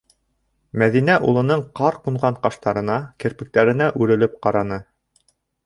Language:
Bashkir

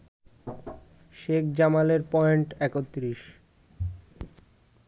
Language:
Bangla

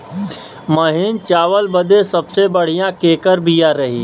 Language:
Bhojpuri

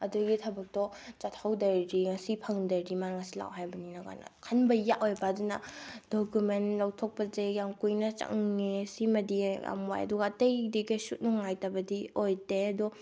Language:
Manipuri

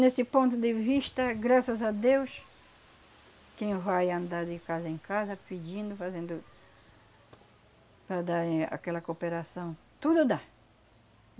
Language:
Portuguese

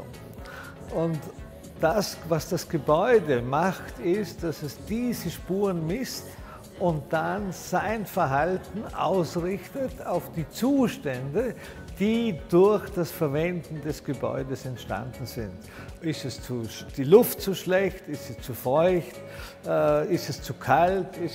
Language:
German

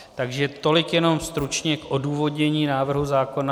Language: Czech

